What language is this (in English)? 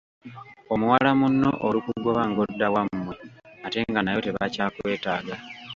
Ganda